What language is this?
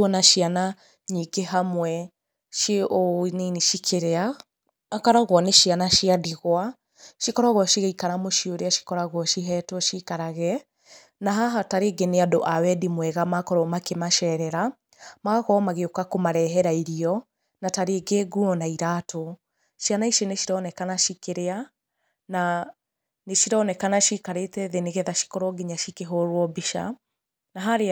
Kikuyu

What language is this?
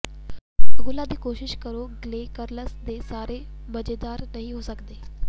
Punjabi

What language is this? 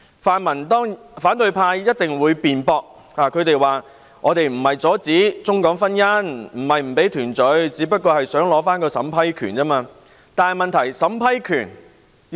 Cantonese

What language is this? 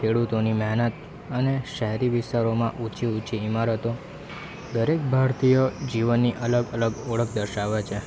Gujarati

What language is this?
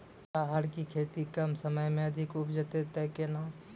Maithili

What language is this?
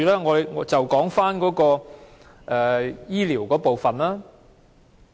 Cantonese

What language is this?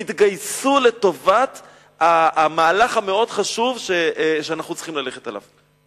Hebrew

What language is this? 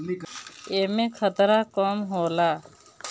Bhojpuri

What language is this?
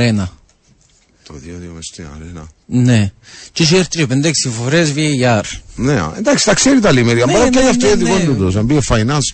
Greek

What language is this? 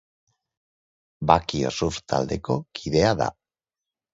Basque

